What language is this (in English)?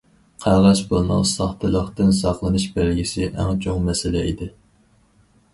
Uyghur